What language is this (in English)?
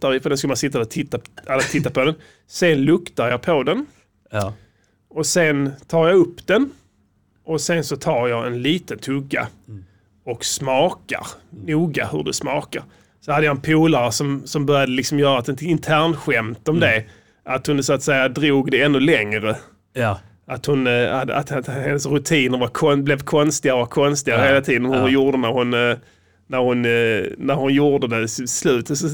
Swedish